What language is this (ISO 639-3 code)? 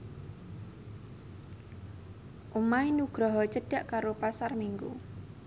jav